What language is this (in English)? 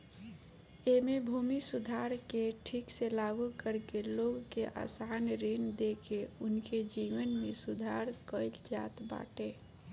Bhojpuri